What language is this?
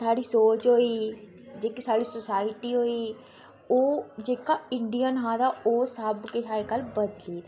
Dogri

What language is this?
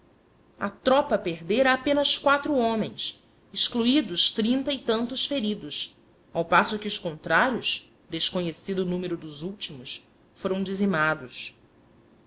Portuguese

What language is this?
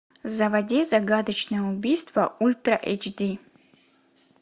Russian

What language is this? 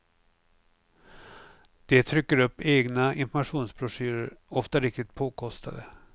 Swedish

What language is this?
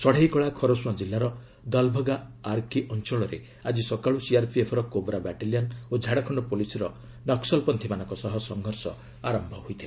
Odia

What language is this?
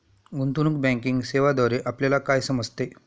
Marathi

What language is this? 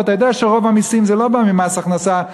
Hebrew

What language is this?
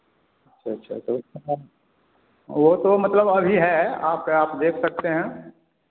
Hindi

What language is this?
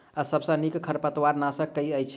Maithili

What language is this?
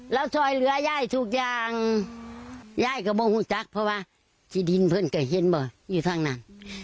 Thai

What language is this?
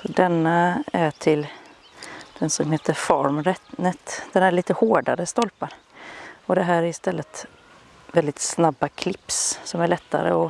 Swedish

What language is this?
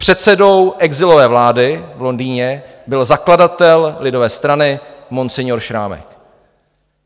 Czech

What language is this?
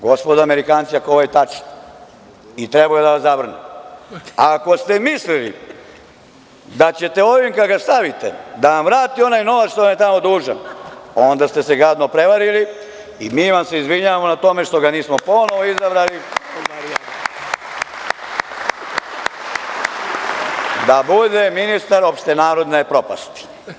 Serbian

